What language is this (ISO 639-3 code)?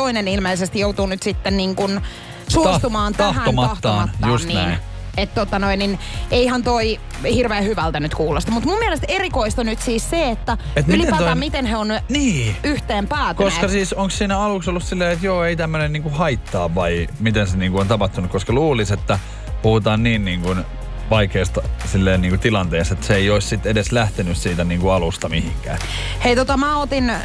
fin